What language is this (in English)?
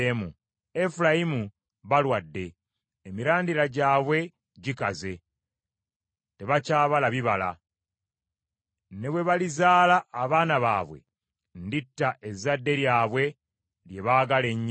Ganda